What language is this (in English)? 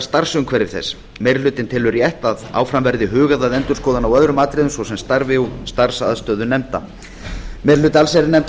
Icelandic